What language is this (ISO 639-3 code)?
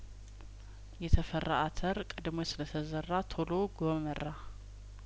amh